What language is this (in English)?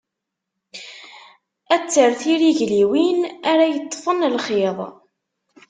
Kabyle